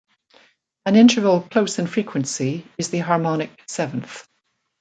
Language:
English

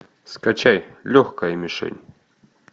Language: Russian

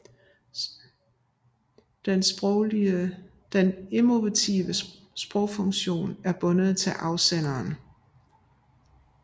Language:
Danish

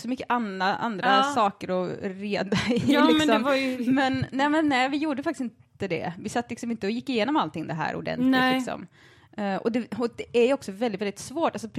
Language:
Swedish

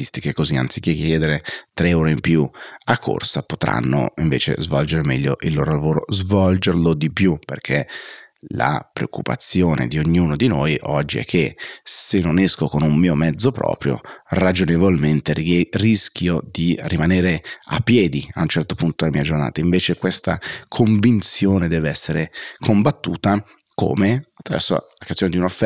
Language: Italian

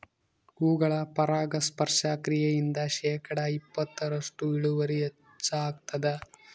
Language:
Kannada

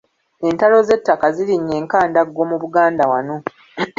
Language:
Ganda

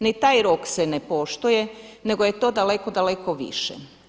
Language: Croatian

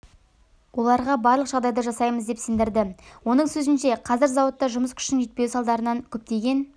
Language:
Kazakh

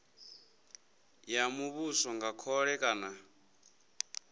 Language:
Venda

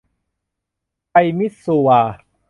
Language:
Thai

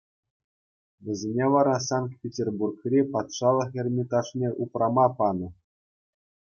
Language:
Chuvash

